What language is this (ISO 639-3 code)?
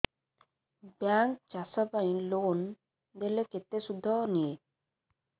ori